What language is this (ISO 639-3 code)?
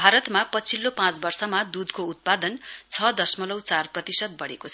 nep